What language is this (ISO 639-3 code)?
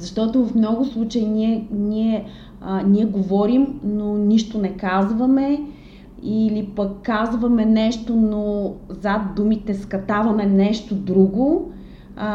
bul